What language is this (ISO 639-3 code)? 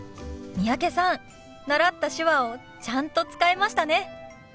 jpn